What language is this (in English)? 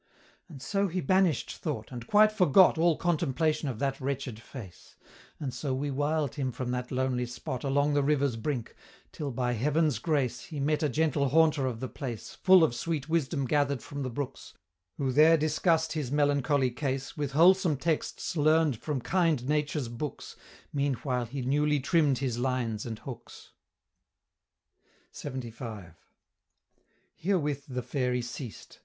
English